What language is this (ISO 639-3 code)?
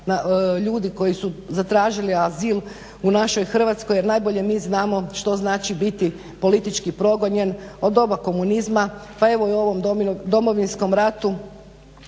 hrv